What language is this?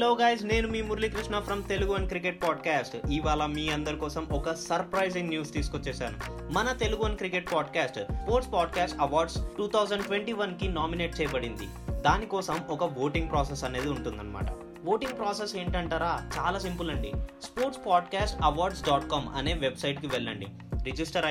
Telugu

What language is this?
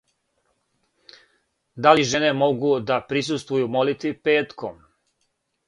Serbian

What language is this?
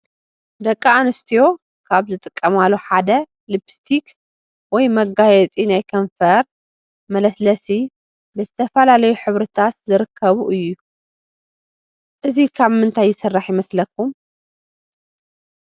Tigrinya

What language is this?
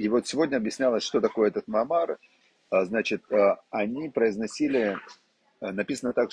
Russian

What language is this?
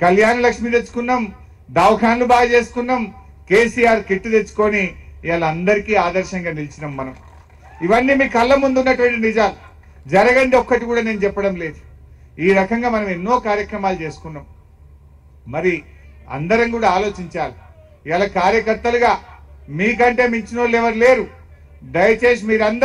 Hindi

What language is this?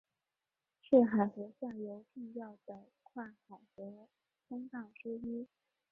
Chinese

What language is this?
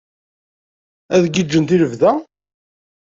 Kabyle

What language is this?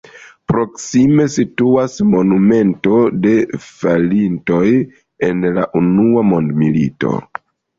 Esperanto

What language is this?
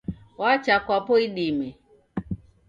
Taita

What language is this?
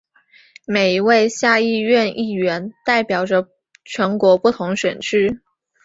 Chinese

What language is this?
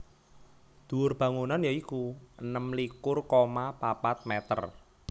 Javanese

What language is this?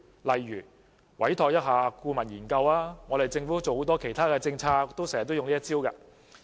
Cantonese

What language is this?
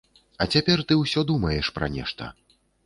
Belarusian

